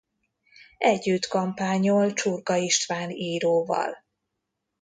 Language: Hungarian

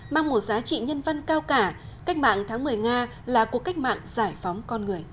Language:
Vietnamese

